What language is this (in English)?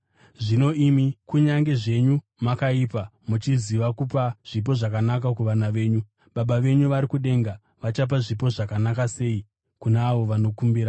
Shona